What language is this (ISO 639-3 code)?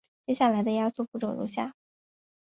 zho